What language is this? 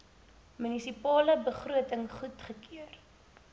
Afrikaans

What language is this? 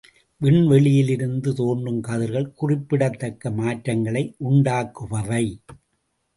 Tamil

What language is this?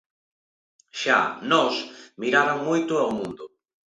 Galician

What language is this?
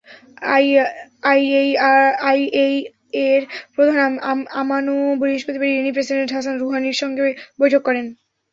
Bangla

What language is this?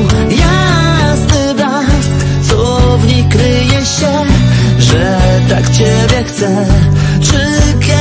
Polish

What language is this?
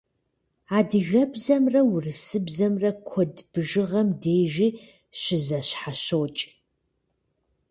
Kabardian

